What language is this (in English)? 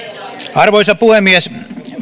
Finnish